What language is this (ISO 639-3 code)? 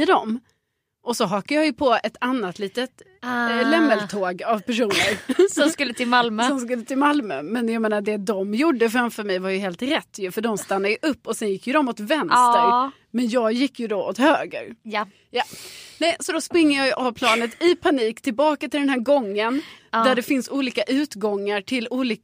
swe